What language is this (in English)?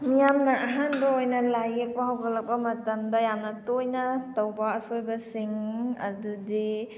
Manipuri